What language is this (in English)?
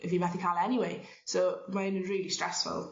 Welsh